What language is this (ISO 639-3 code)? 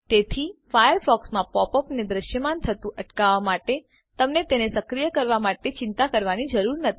guj